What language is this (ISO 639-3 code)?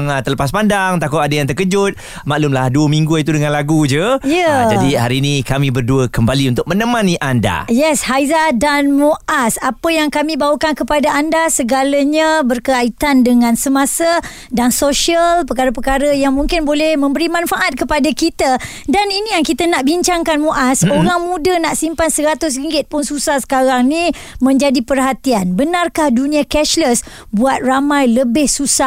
msa